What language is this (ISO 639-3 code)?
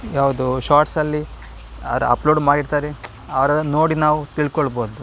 kan